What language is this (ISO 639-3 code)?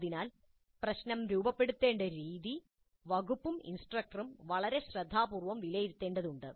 mal